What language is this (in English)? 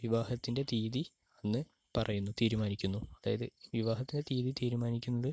Malayalam